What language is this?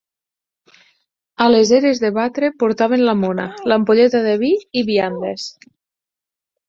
Catalan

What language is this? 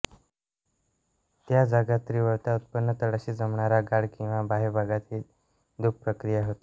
Marathi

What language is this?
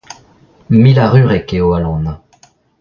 Breton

